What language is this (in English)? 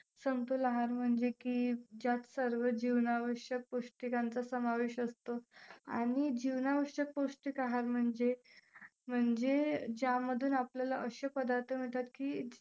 Marathi